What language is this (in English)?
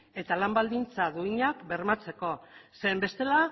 Basque